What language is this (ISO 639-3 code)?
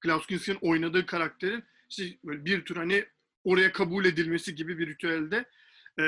tur